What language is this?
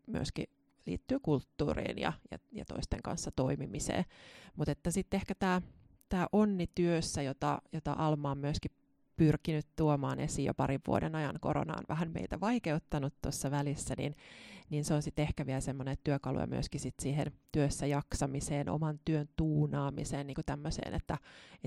Finnish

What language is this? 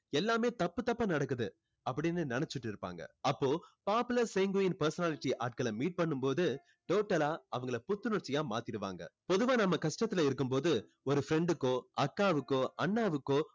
Tamil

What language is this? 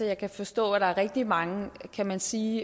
Danish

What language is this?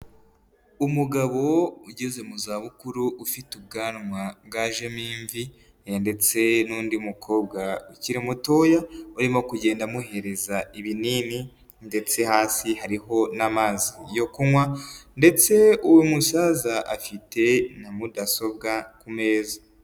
Kinyarwanda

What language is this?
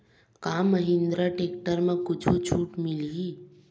Chhattisgarhi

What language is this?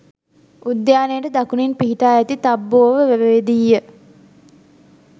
Sinhala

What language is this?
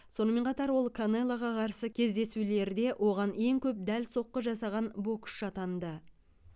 Kazakh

